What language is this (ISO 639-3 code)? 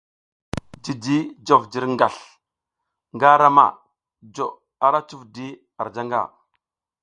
giz